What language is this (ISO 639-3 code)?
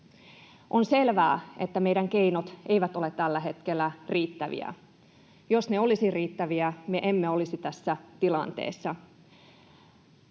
fin